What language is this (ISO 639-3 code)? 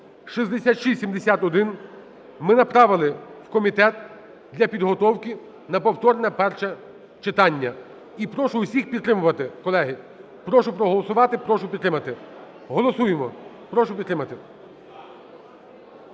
ukr